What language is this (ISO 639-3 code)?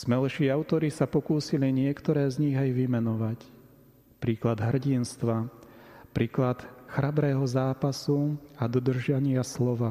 slk